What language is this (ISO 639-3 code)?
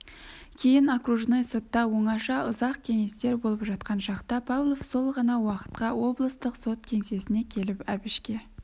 kaz